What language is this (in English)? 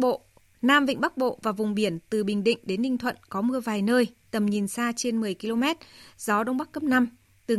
Vietnamese